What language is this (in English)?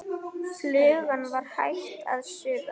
Icelandic